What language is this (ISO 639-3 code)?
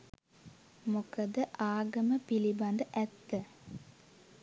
sin